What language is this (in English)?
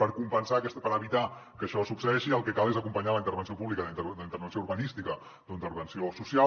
Catalan